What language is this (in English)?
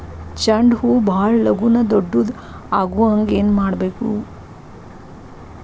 Kannada